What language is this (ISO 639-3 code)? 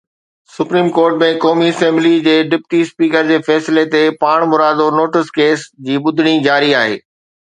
snd